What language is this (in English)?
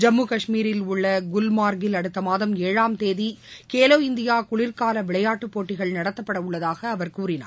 Tamil